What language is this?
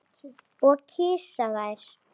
Icelandic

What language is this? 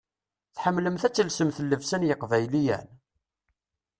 Kabyle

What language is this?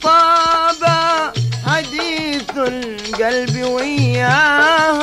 Arabic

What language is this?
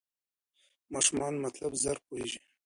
Pashto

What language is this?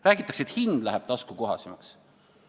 Estonian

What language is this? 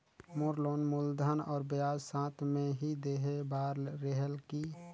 Chhattisgarhi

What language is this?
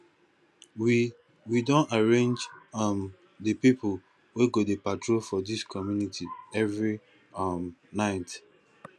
Nigerian Pidgin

